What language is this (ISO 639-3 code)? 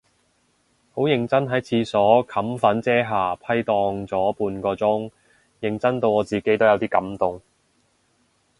yue